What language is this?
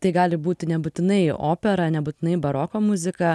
Lithuanian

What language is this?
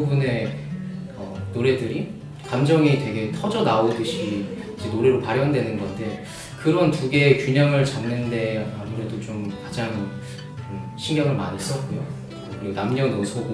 Korean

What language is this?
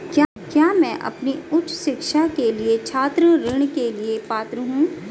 Hindi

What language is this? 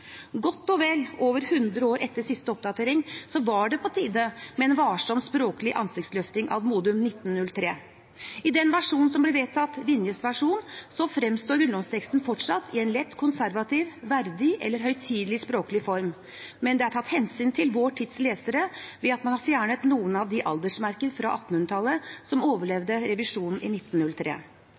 Norwegian Bokmål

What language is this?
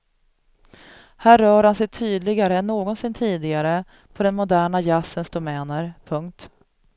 Swedish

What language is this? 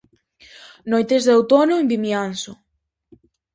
Galician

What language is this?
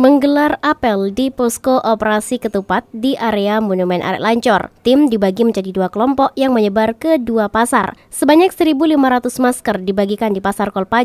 Indonesian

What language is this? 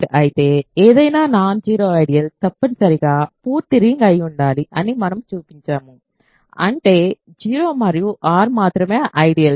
Telugu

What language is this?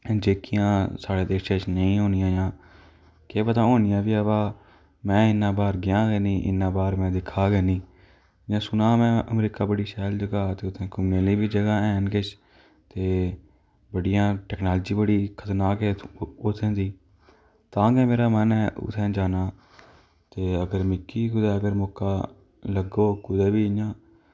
Dogri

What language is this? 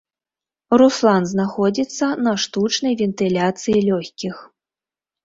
Belarusian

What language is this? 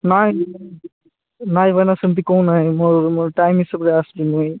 Odia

